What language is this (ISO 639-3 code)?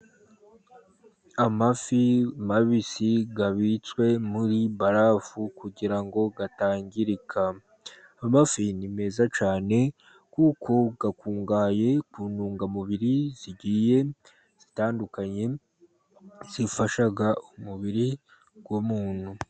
kin